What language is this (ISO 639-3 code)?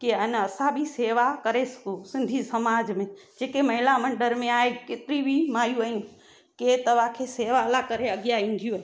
snd